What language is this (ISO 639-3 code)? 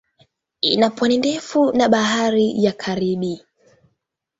swa